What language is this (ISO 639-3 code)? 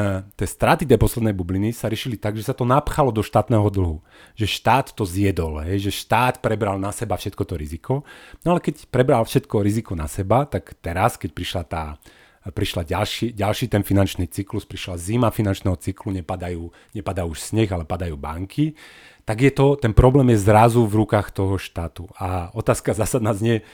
slk